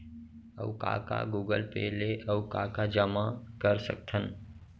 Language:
Chhattisgarhi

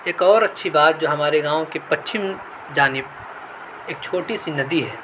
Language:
Urdu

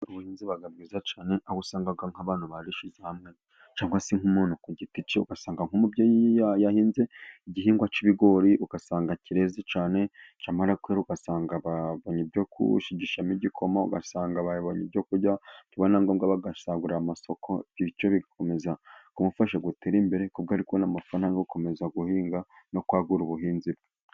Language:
Kinyarwanda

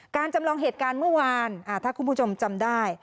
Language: Thai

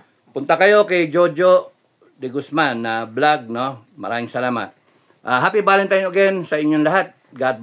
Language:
Filipino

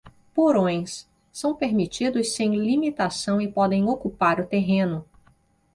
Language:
Portuguese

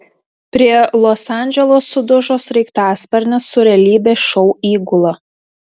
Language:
Lithuanian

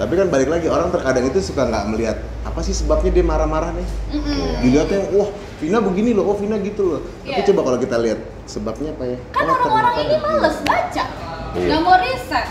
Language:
Indonesian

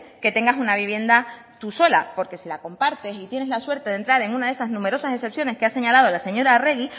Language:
Spanish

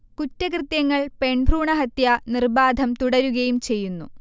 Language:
Malayalam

